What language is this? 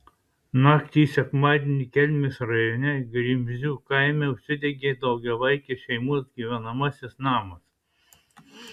Lithuanian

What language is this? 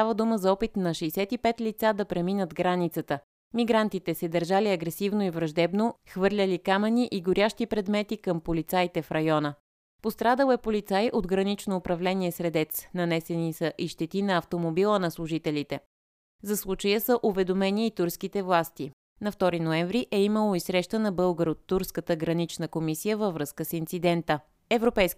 Bulgarian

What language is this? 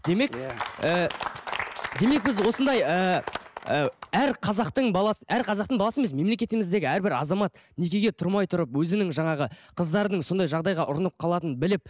Kazakh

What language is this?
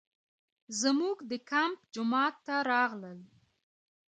Pashto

